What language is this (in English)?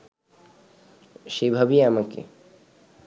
Bangla